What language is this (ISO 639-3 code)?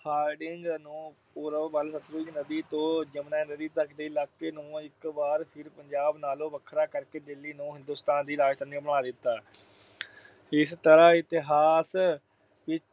pan